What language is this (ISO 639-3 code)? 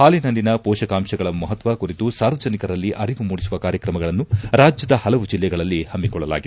kan